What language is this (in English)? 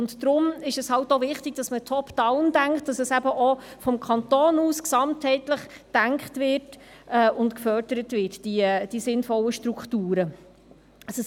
Swiss German